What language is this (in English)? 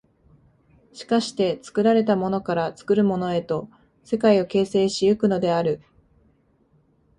Japanese